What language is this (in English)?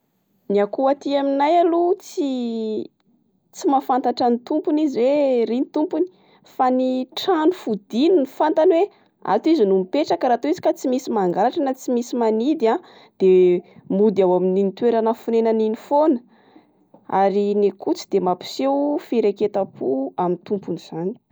Malagasy